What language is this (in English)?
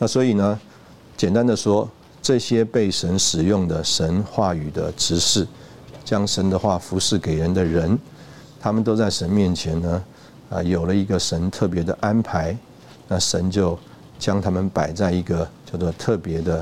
Chinese